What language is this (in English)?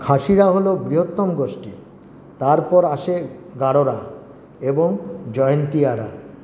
Bangla